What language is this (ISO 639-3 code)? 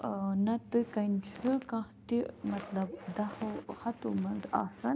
kas